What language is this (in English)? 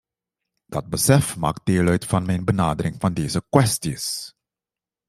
Dutch